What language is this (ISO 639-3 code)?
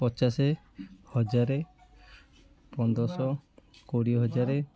ori